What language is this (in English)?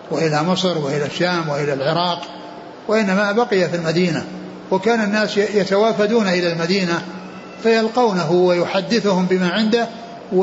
Arabic